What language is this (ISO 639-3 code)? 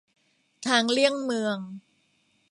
tha